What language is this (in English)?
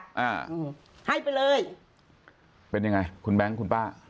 Thai